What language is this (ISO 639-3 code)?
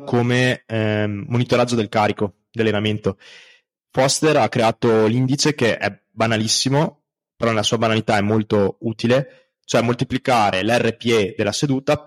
ita